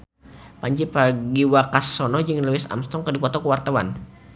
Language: Sundanese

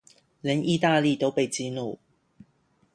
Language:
Chinese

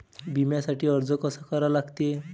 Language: Marathi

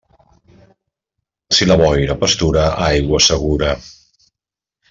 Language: Catalan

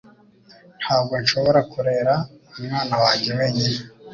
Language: Kinyarwanda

